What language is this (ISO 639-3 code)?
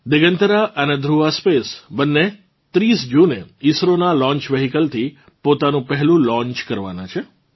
guj